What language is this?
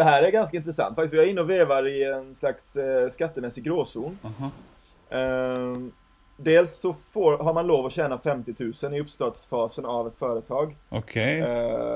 Swedish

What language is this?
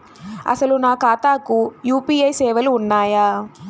Telugu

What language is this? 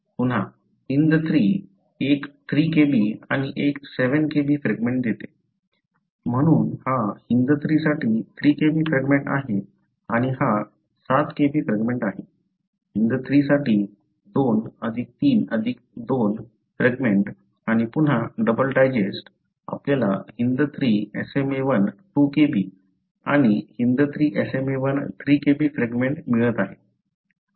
Marathi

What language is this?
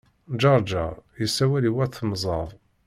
Kabyle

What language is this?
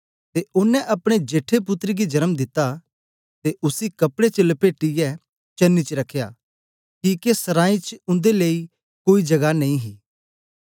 Dogri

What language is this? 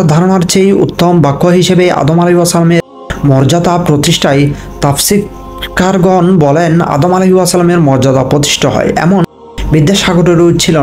Arabic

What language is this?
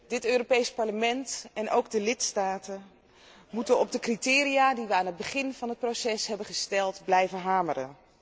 Dutch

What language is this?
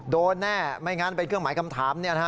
Thai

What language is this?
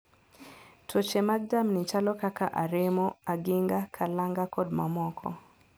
Luo (Kenya and Tanzania)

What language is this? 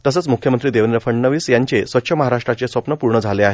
Marathi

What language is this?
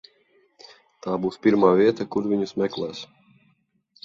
Latvian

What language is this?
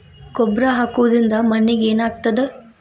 Kannada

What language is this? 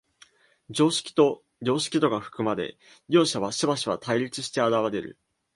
Japanese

